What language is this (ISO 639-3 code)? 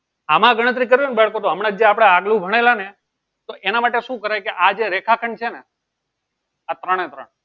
guj